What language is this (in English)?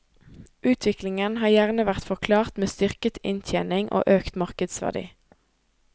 Norwegian